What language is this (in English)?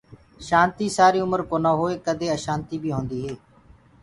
Gurgula